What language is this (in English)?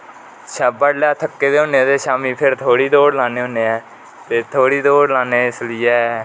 Dogri